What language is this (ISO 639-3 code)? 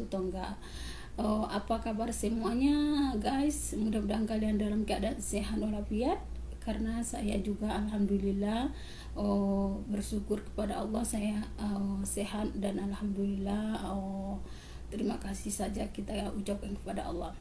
ind